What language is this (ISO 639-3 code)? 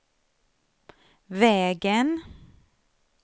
swe